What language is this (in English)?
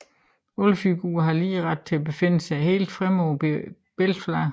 Danish